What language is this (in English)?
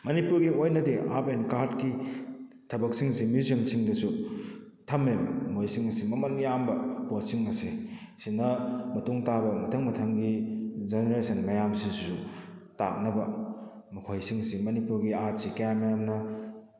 Manipuri